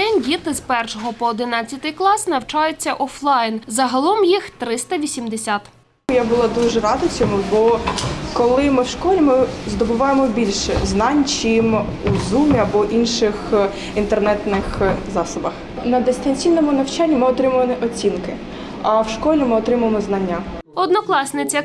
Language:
Ukrainian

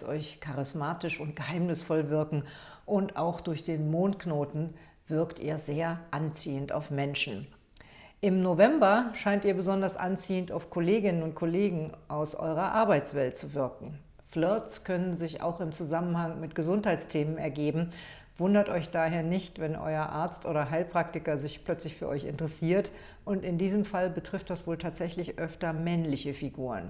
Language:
German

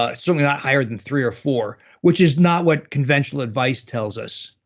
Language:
English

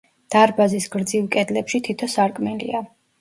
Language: Georgian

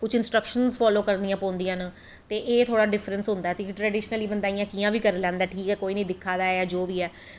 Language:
Dogri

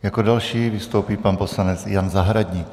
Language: Czech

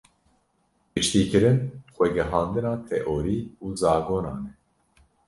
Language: Kurdish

